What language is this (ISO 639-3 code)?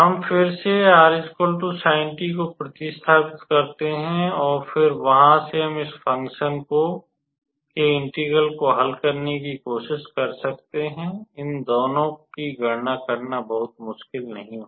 hin